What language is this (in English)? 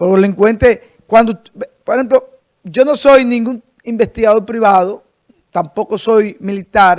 Spanish